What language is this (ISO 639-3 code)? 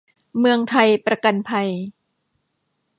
tha